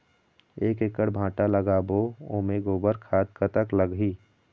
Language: Chhattisgarhi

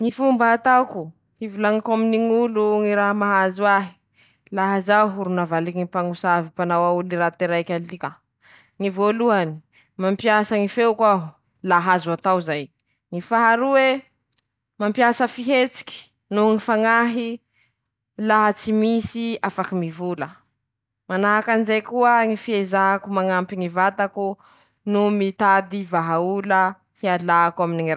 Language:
Masikoro Malagasy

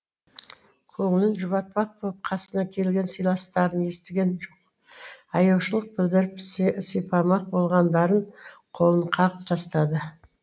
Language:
Kazakh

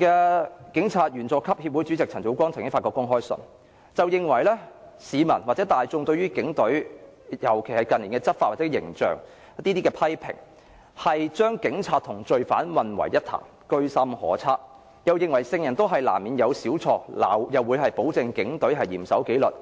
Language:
Cantonese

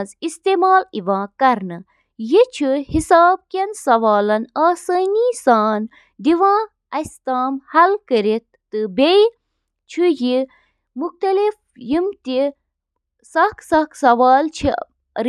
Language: Kashmiri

